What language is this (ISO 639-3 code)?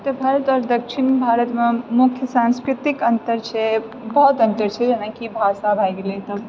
mai